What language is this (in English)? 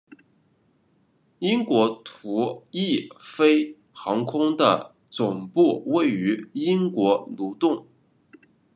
Chinese